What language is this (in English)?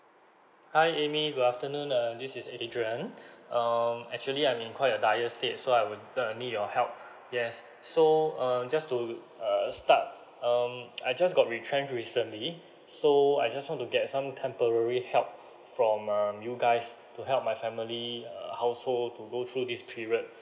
English